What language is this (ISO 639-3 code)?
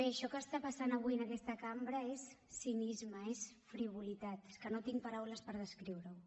cat